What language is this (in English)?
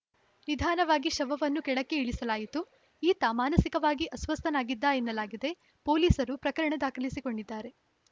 Kannada